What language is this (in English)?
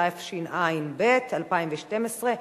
Hebrew